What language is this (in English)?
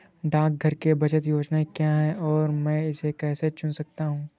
Hindi